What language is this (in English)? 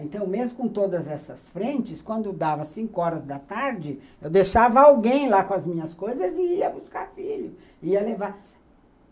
Portuguese